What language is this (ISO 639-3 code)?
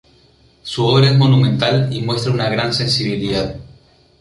spa